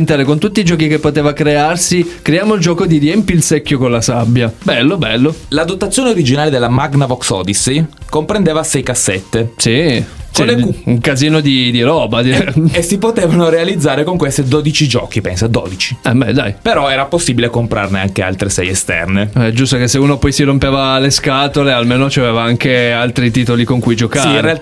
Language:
Italian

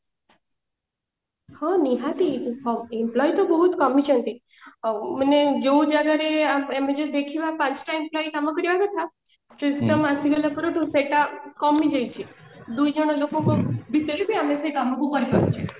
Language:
Odia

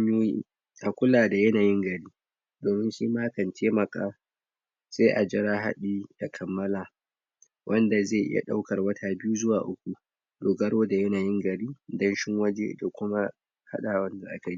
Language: Hausa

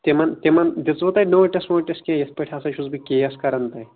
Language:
Kashmiri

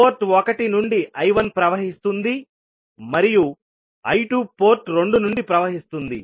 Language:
Telugu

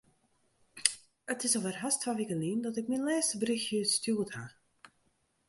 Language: Western Frisian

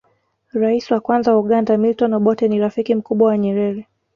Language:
Swahili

